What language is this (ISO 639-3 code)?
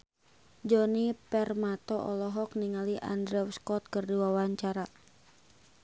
sun